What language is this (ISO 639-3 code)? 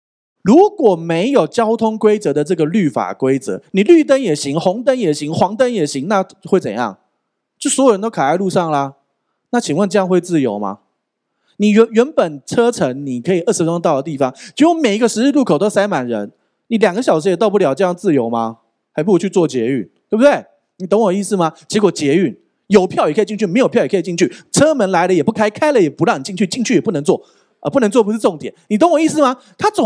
zho